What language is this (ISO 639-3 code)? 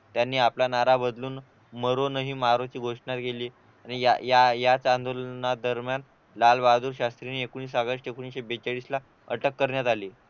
mar